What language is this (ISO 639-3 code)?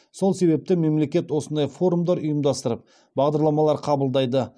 kaz